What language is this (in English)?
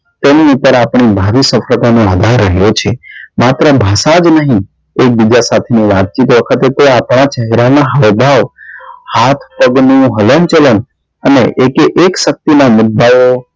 Gujarati